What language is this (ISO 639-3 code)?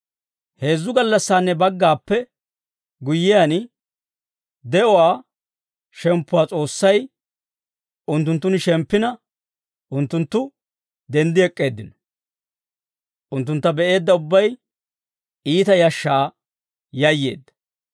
dwr